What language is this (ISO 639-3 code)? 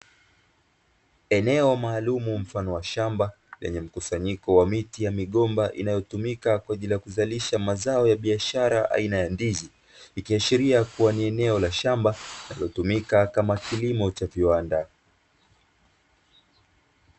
swa